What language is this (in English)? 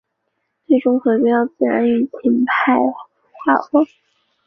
Chinese